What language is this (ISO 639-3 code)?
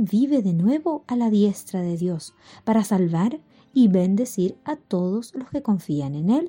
spa